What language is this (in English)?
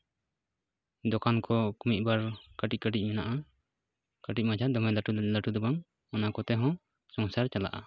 Santali